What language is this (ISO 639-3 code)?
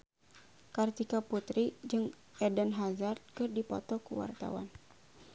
sun